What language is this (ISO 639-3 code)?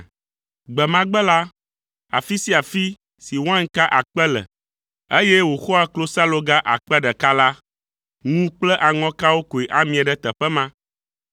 ewe